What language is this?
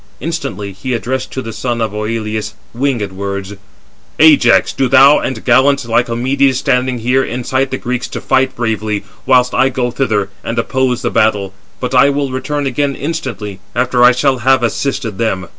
English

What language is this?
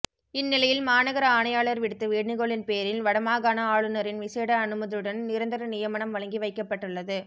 Tamil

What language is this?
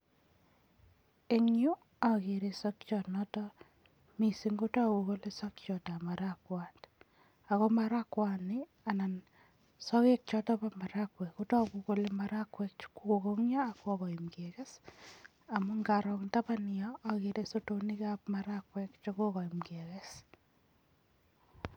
Kalenjin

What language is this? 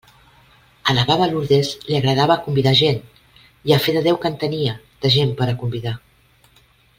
Catalan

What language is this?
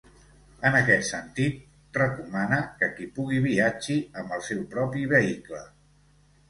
Catalan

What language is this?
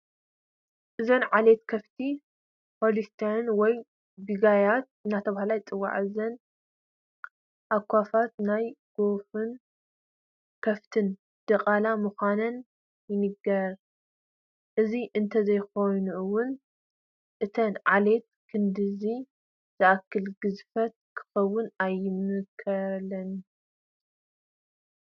Tigrinya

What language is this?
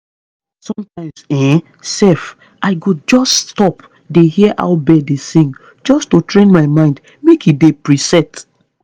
Nigerian Pidgin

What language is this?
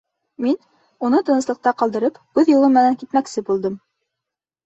Bashkir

